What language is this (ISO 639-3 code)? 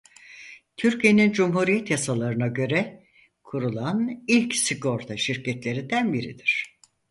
tur